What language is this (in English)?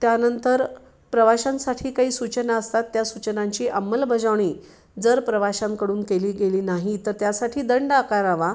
Marathi